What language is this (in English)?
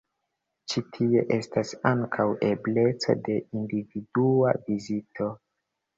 Esperanto